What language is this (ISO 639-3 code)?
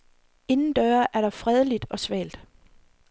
dan